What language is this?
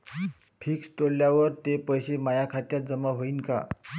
Marathi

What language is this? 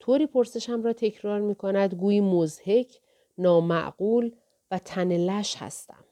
Persian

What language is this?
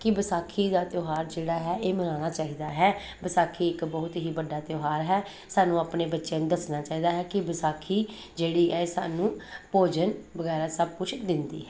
Punjabi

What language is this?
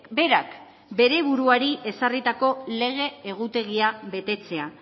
Basque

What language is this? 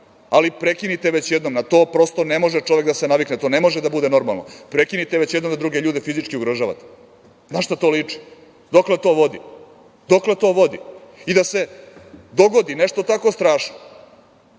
Serbian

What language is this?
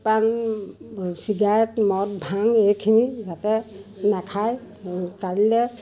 Assamese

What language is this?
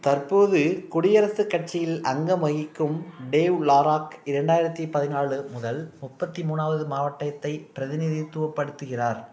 Tamil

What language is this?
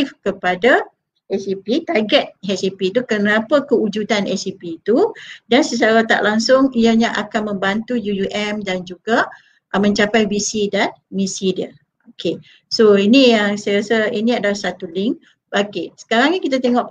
Malay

